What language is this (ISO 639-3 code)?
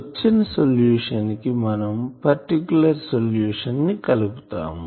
tel